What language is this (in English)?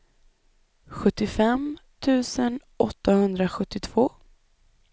Swedish